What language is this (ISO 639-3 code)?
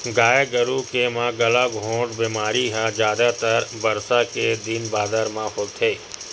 hne